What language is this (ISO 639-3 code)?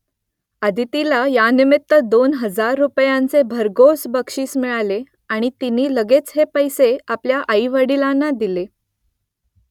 mar